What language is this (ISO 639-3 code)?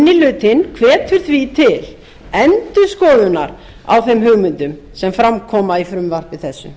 isl